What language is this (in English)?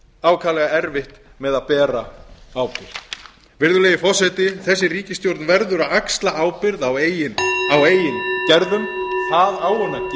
Icelandic